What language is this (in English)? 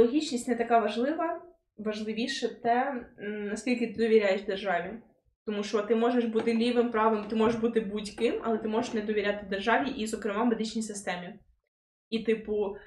Ukrainian